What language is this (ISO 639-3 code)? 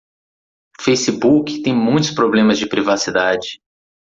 por